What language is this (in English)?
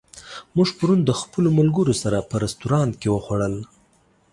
Pashto